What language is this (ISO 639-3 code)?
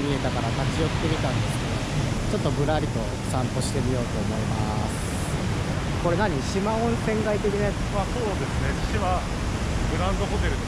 jpn